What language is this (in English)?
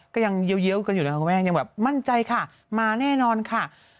Thai